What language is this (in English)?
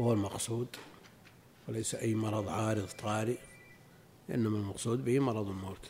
Arabic